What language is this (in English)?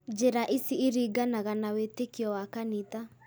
Kikuyu